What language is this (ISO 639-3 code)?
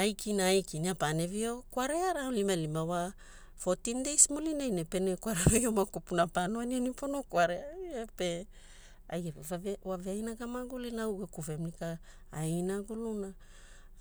hul